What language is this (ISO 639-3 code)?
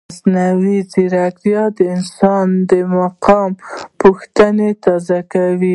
pus